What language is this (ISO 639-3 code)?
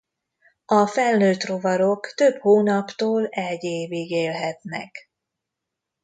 hun